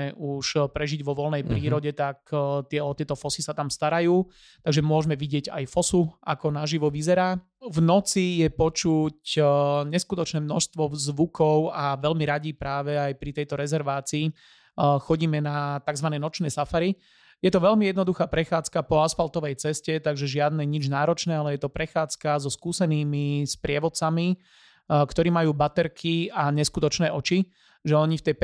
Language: Slovak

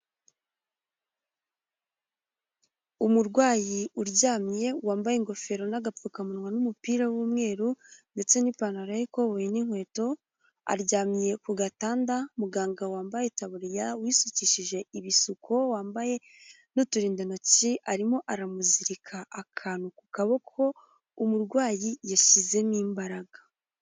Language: Kinyarwanda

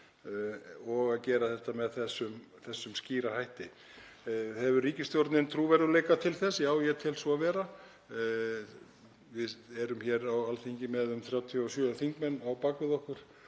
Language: Icelandic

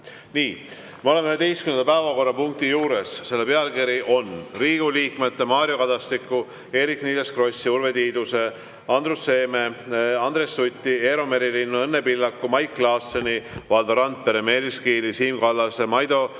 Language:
Estonian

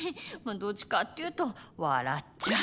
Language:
Japanese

